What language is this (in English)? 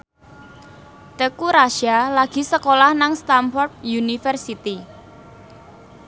Javanese